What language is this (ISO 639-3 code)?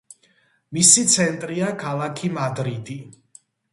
kat